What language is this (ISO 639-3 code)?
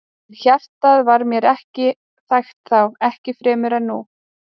isl